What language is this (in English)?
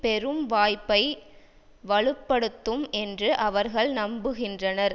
Tamil